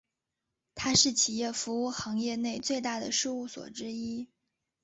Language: Chinese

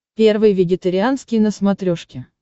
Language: Russian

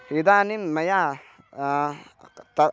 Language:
Sanskrit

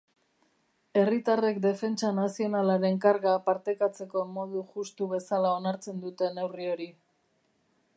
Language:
Basque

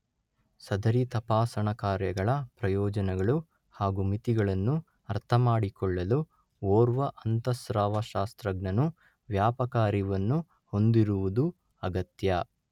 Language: Kannada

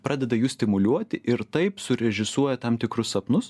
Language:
Lithuanian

